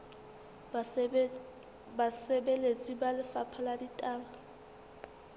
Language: Southern Sotho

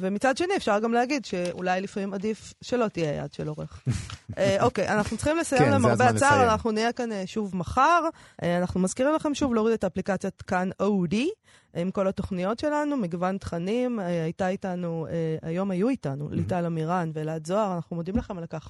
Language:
Hebrew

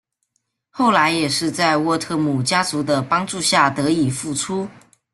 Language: Chinese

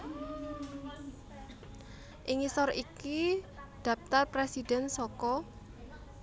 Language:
Javanese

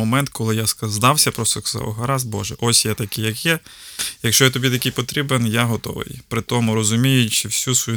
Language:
Ukrainian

